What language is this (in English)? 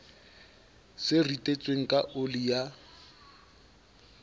Southern Sotho